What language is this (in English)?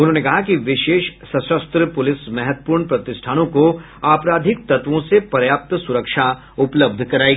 Hindi